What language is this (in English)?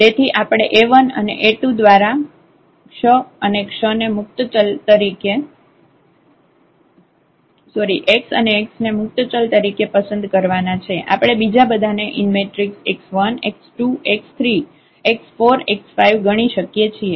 Gujarati